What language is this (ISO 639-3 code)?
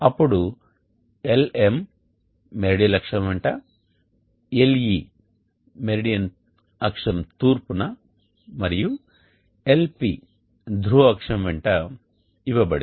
tel